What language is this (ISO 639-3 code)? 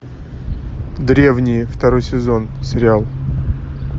rus